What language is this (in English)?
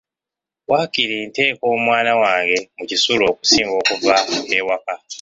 Ganda